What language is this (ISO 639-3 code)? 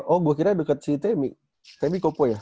ind